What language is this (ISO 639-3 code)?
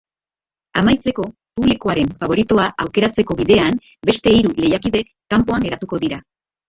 eus